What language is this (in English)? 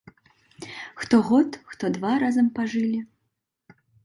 Belarusian